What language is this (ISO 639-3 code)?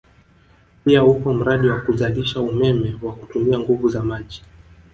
swa